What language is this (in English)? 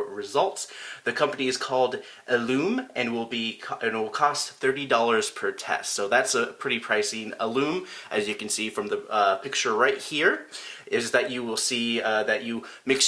English